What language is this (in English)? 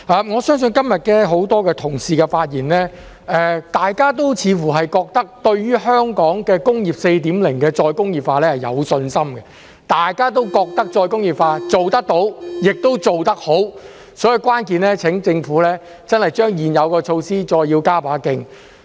Cantonese